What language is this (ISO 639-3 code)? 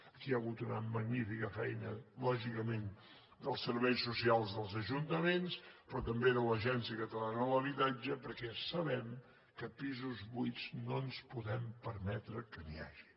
cat